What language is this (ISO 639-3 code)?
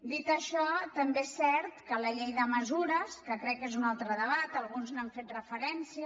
cat